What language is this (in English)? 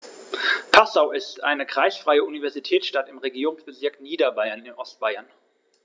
German